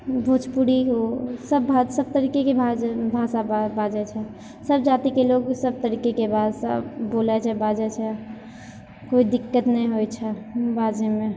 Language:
Maithili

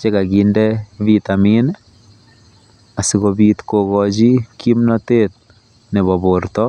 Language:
Kalenjin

